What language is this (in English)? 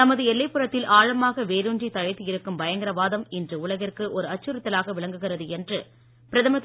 Tamil